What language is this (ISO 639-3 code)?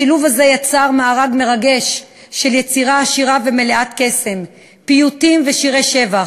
heb